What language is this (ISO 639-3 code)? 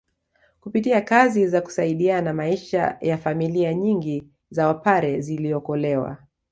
swa